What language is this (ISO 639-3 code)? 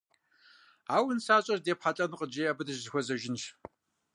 kbd